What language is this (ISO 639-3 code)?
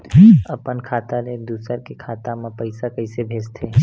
hne